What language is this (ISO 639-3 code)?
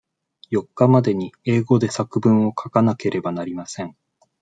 jpn